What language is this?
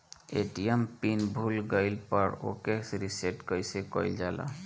Bhojpuri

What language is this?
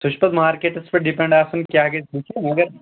Kashmiri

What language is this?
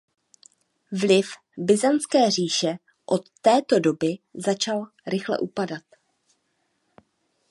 Czech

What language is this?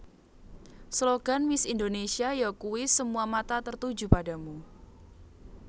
Javanese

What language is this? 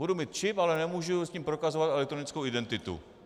Czech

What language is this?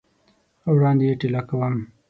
Pashto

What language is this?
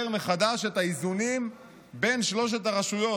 Hebrew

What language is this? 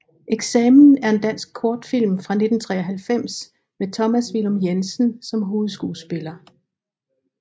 Danish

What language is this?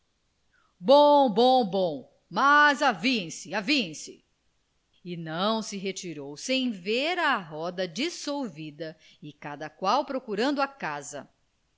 Portuguese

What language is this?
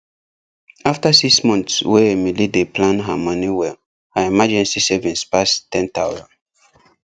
Nigerian Pidgin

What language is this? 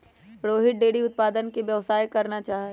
Magahi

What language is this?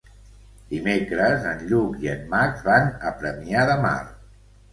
Catalan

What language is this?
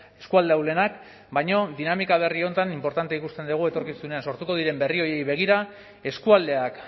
Basque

